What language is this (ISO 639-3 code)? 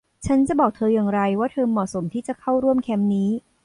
tha